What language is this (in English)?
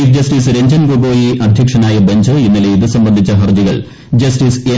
Malayalam